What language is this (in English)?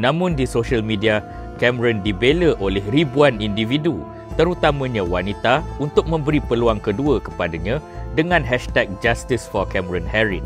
Malay